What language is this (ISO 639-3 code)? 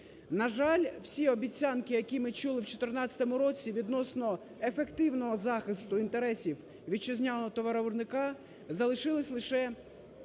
ukr